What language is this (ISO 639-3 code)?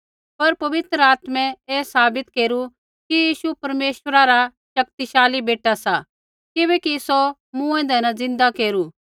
kfx